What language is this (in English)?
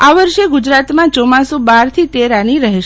Gujarati